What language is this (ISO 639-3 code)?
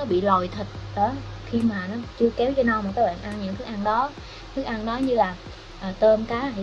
vie